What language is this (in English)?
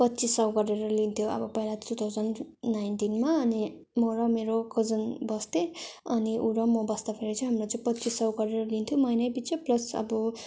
Nepali